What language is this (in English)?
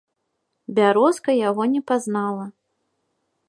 Belarusian